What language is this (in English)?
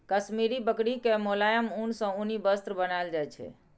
Maithili